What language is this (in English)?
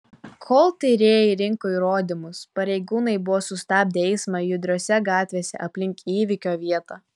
Lithuanian